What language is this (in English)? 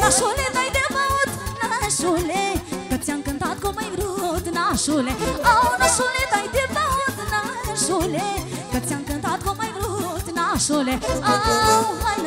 Romanian